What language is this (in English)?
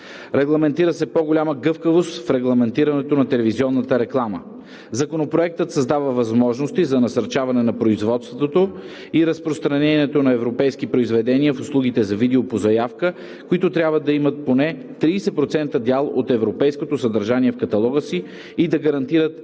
Bulgarian